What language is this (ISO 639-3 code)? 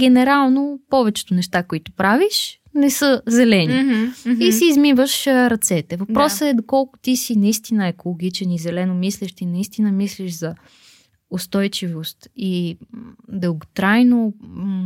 bul